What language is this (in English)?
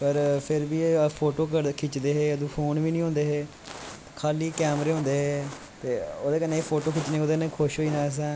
Dogri